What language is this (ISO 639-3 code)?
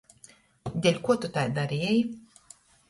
ltg